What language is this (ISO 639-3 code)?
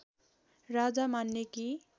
nep